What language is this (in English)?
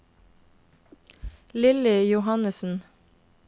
Norwegian